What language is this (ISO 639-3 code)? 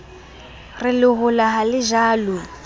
sot